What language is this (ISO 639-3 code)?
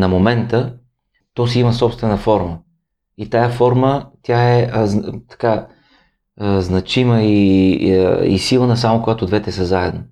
bul